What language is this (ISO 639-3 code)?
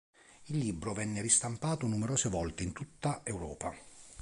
ita